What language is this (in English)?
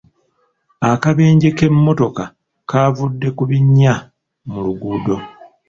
Ganda